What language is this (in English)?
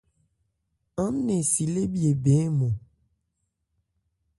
Ebrié